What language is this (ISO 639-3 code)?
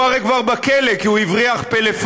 heb